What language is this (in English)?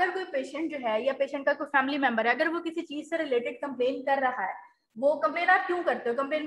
Hindi